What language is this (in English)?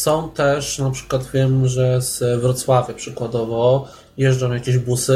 Polish